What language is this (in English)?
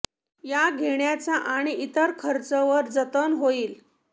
Marathi